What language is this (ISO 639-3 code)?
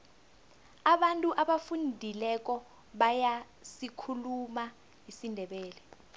nbl